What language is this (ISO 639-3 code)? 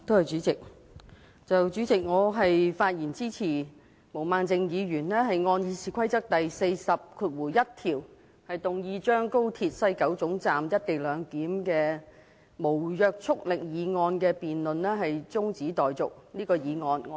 yue